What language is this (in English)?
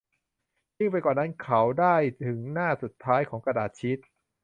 Thai